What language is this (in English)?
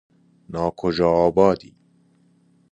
Persian